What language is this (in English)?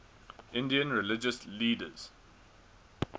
English